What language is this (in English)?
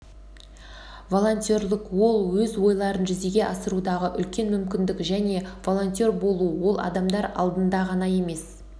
Kazakh